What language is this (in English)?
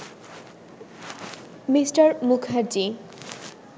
Bangla